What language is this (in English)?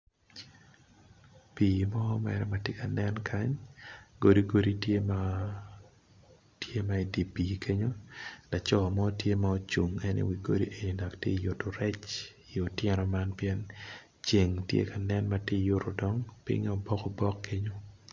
Acoli